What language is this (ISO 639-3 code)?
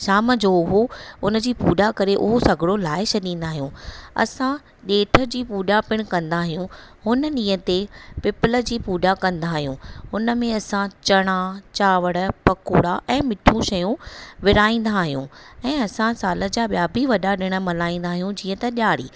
snd